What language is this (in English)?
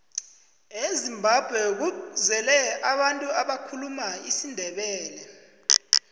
South Ndebele